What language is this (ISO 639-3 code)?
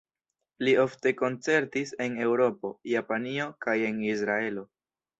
epo